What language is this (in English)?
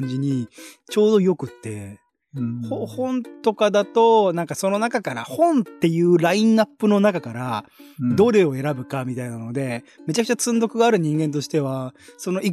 Japanese